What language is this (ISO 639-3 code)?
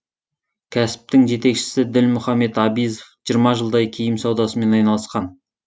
kaz